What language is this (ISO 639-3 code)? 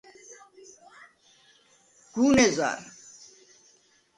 sva